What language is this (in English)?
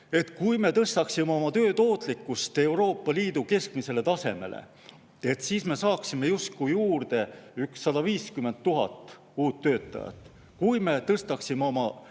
Estonian